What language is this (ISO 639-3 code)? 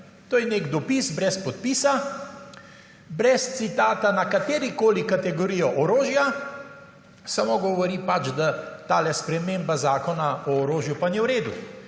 slv